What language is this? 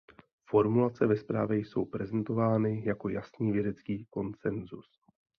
Czech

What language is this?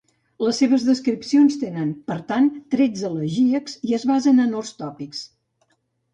Catalan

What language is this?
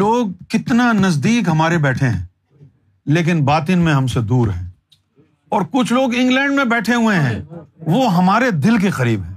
Urdu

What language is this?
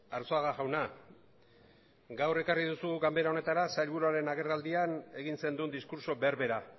Basque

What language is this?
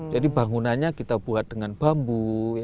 Indonesian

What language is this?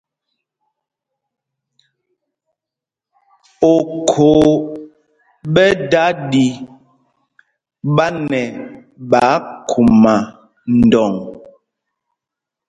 Mpumpong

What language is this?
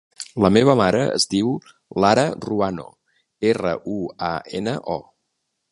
Catalan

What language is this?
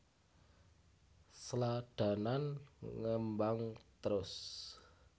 Javanese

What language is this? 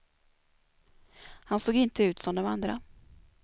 Swedish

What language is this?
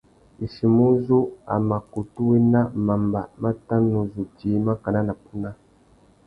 Tuki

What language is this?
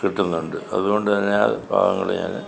Malayalam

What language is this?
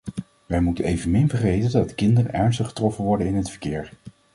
Dutch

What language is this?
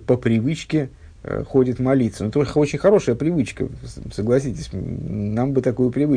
Russian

